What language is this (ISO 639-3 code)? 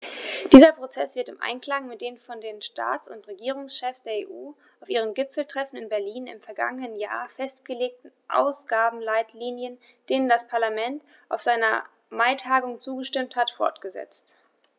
deu